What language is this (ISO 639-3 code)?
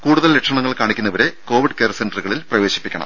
mal